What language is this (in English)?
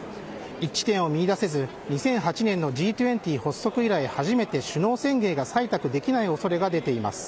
Japanese